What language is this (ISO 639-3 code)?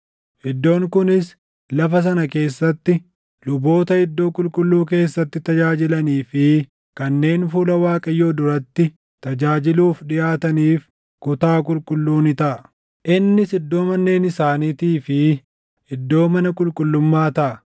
orm